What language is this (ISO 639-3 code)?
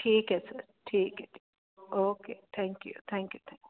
pan